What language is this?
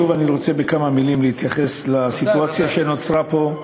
Hebrew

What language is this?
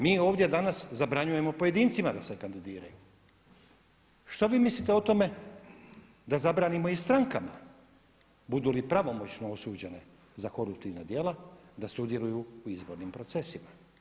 Croatian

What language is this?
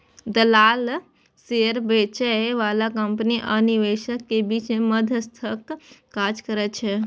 Maithili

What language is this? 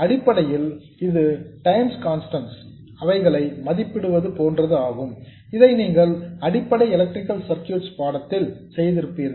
Tamil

